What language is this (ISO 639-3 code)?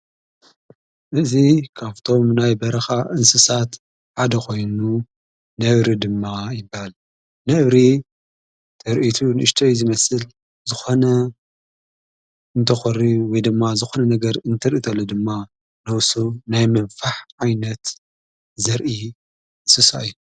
tir